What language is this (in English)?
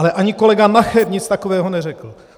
Czech